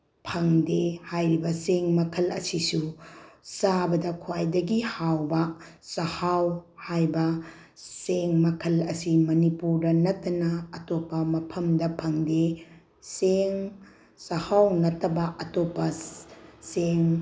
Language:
Manipuri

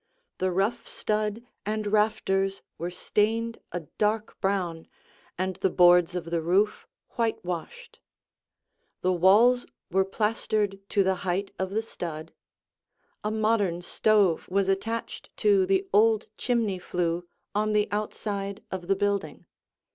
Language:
English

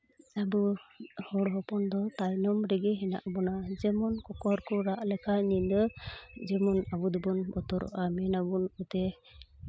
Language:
Santali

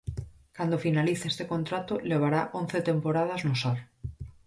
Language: Galician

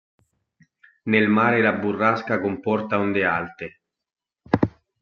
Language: Italian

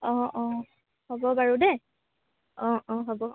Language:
Assamese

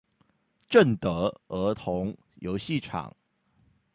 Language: Chinese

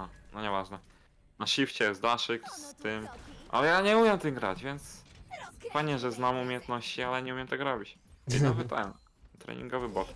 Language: Polish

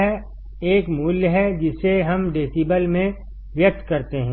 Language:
Hindi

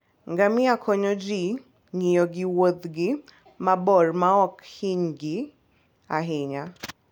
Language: Luo (Kenya and Tanzania)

